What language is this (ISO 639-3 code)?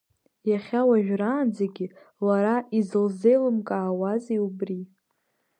abk